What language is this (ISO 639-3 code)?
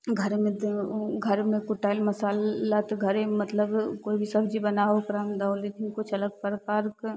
mai